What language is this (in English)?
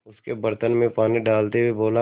Hindi